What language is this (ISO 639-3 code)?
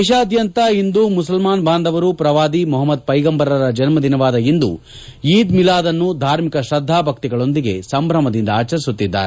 kan